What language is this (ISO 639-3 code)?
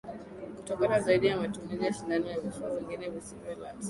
swa